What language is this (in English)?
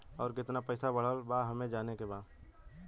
Bhojpuri